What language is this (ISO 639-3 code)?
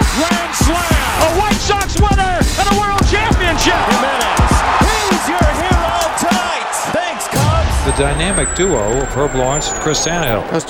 eng